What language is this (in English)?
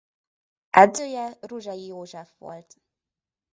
Hungarian